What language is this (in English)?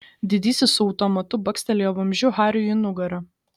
Lithuanian